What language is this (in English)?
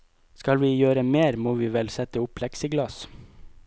Norwegian